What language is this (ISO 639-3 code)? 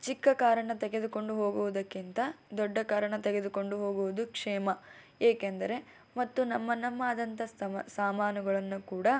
kan